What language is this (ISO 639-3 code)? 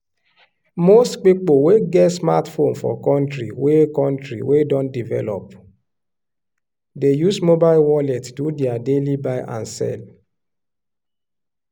pcm